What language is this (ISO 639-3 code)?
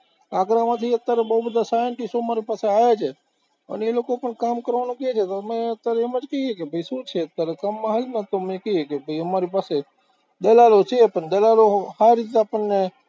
guj